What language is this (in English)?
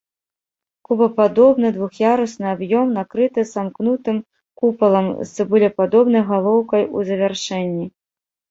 Belarusian